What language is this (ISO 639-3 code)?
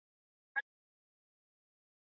zho